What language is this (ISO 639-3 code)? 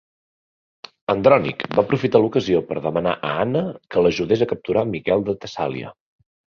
cat